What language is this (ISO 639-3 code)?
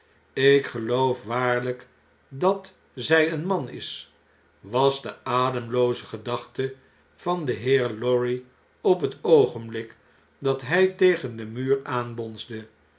nld